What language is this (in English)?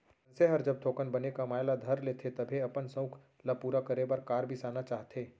Chhattisgarhi